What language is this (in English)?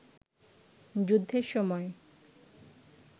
Bangla